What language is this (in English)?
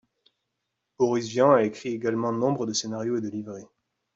French